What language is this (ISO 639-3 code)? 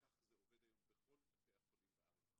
heb